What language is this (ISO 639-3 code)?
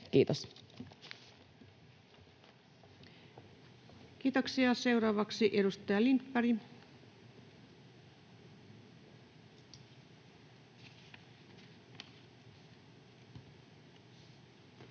fin